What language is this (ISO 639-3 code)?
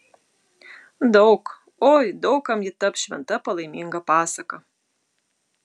lit